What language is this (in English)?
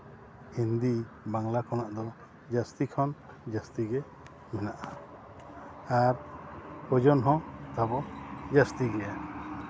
Santali